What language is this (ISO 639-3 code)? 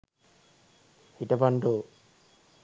sin